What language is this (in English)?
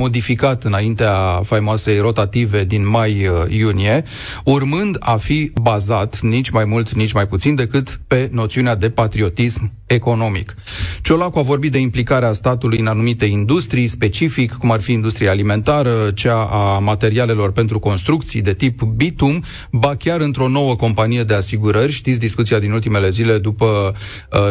Romanian